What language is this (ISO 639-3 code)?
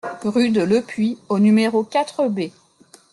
fra